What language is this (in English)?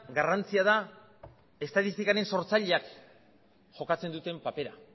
Basque